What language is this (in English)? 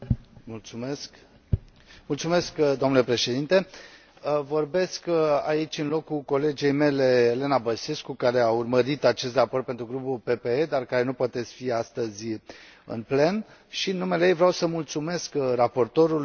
Romanian